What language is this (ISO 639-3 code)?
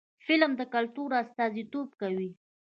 pus